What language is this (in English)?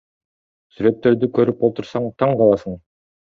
Kyrgyz